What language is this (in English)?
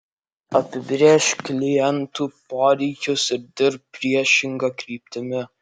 Lithuanian